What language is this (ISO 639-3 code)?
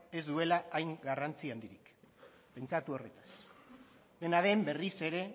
eus